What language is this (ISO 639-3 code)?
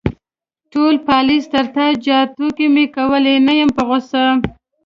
pus